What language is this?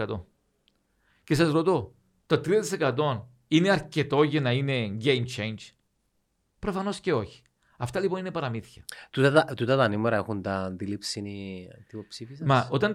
Greek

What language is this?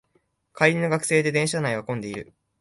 Japanese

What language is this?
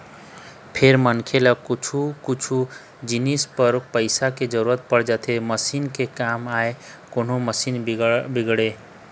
Chhattisgarhi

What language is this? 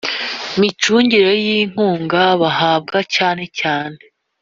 Kinyarwanda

